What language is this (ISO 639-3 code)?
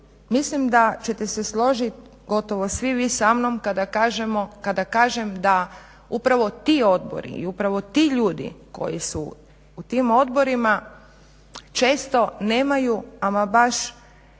hrv